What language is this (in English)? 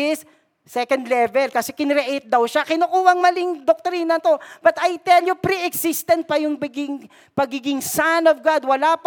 Filipino